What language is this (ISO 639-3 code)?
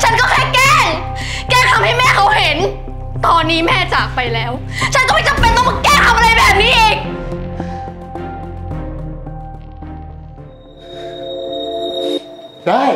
tha